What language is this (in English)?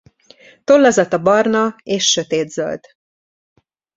Hungarian